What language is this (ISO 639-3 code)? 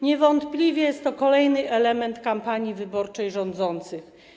pol